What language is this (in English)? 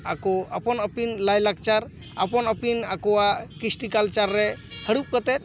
Santali